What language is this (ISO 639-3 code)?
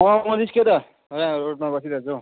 nep